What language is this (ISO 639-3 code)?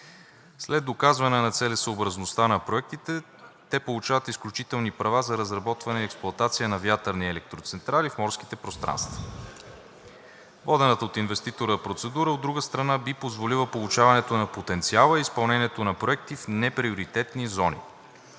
bul